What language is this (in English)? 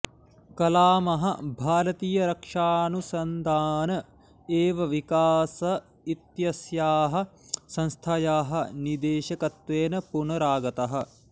Sanskrit